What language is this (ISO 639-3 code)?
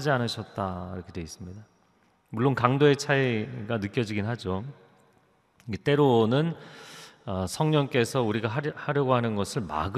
kor